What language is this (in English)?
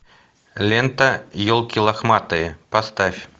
Russian